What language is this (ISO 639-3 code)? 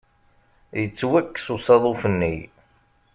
kab